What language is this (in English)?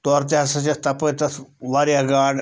Kashmiri